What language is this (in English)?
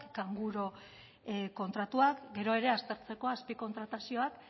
Basque